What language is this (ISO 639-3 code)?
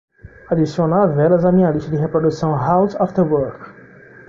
por